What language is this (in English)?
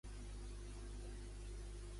Catalan